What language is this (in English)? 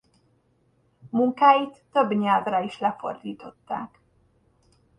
Hungarian